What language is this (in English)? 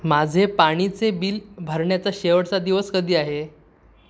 Marathi